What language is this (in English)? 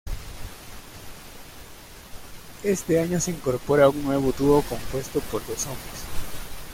Spanish